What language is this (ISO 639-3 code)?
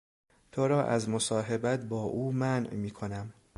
fas